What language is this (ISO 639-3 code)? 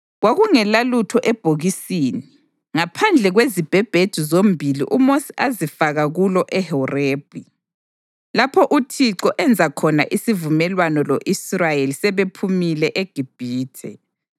nde